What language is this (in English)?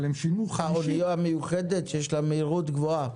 Hebrew